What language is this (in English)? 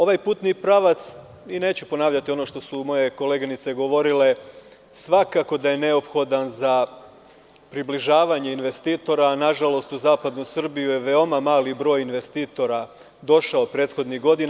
Serbian